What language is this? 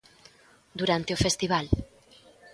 Galician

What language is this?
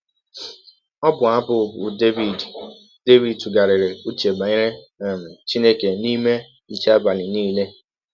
Igbo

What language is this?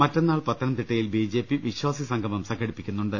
Malayalam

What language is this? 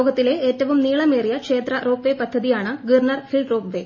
Malayalam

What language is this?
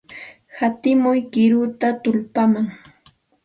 Santa Ana de Tusi Pasco Quechua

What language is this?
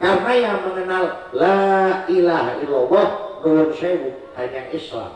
Indonesian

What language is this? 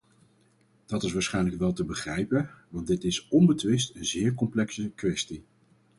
Dutch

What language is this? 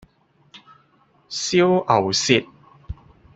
Cantonese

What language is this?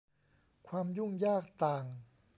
Thai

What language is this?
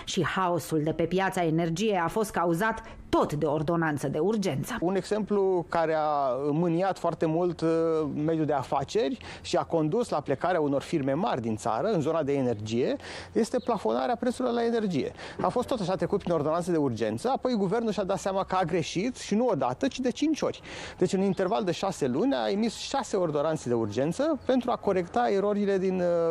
Romanian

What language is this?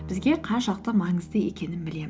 Kazakh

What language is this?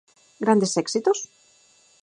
Galician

